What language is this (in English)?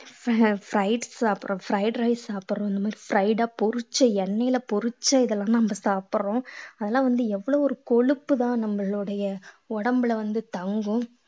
Tamil